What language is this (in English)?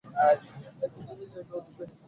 Bangla